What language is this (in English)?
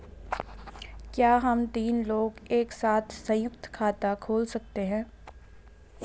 Hindi